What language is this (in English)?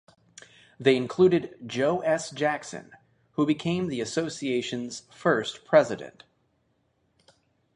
English